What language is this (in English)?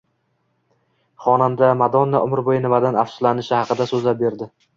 Uzbek